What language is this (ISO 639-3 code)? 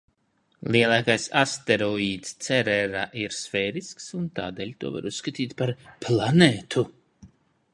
lav